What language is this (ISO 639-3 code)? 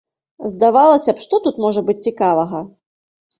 bel